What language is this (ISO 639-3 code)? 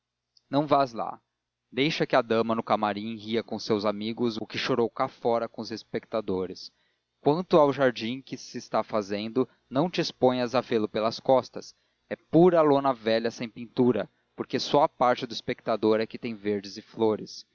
por